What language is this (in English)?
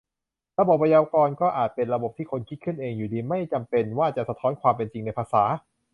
Thai